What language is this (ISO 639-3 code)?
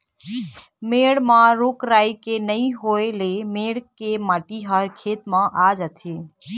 hne